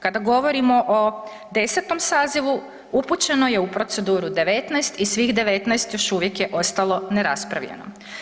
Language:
Croatian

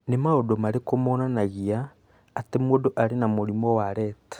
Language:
Kikuyu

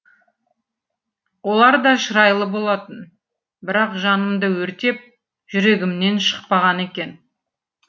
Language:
Kazakh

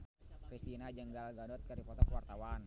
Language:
Sundanese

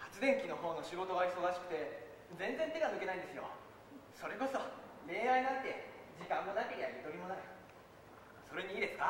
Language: Japanese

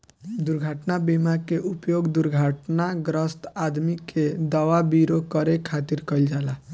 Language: Bhojpuri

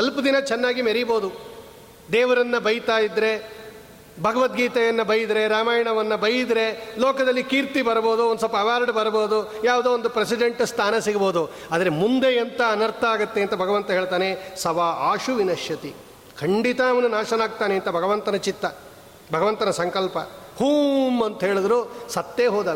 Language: Kannada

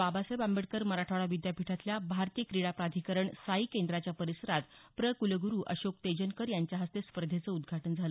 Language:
Marathi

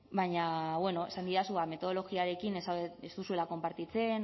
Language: Basque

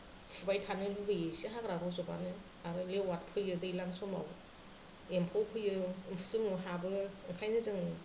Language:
Bodo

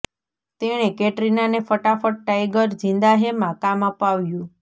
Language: Gujarati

